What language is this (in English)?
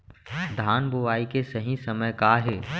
Chhattisgarhi